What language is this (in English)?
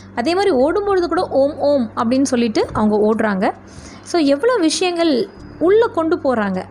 Tamil